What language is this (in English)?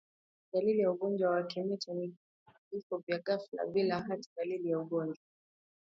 Swahili